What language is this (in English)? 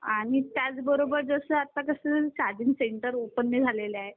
Marathi